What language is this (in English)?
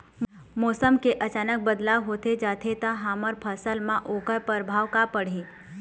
Chhattisgarhi